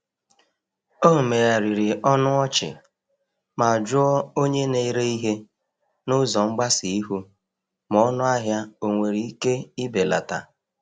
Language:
Igbo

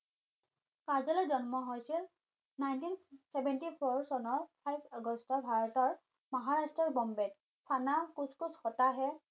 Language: Assamese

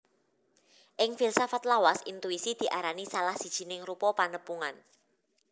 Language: Javanese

